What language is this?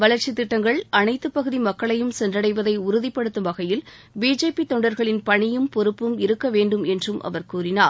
Tamil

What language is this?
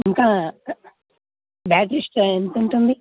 Telugu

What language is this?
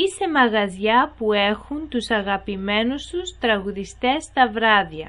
Greek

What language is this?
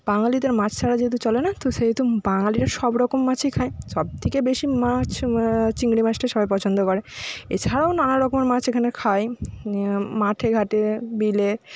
Bangla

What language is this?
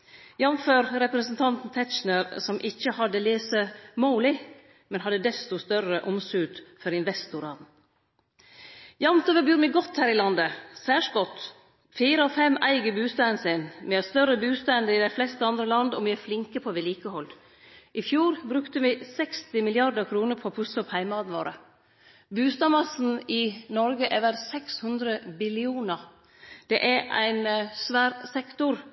Norwegian Nynorsk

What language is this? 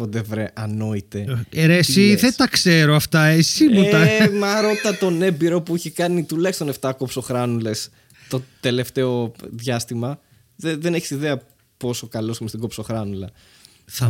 Greek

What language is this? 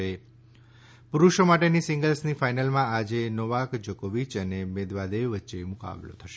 Gujarati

